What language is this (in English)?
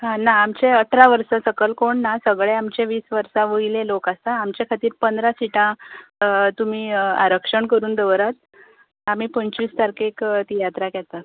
Konkani